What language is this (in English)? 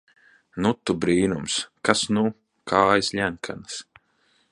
Latvian